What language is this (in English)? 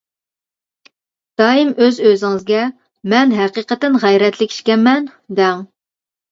Uyghur